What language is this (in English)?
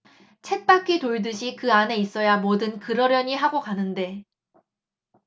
Korean